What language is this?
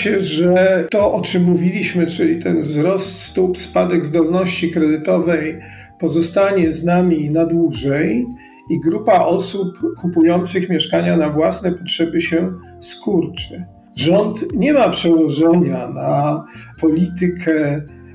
Polish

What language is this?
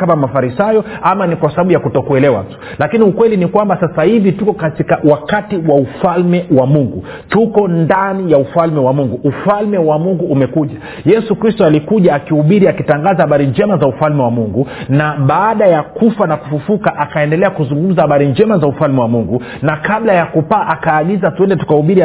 Swahili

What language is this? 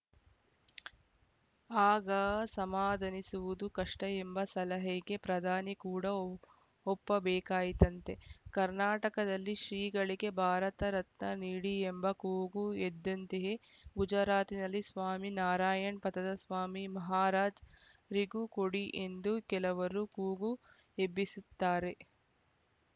Kannada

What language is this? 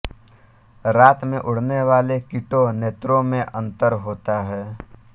Hindi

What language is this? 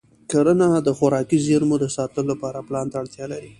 Pashto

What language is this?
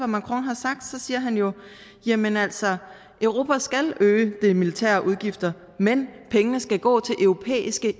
Danish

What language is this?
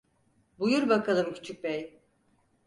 Turkish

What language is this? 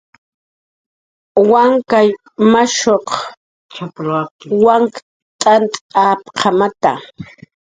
Jaqaru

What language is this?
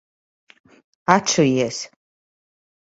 Latvian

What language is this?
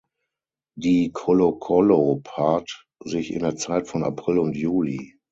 German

